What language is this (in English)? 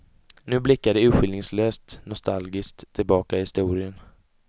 Swedish